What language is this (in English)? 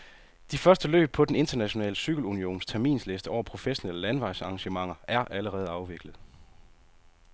Danish